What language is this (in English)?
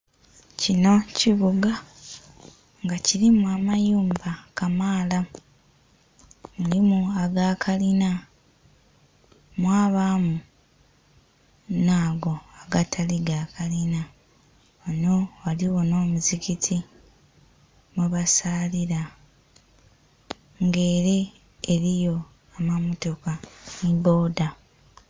Soga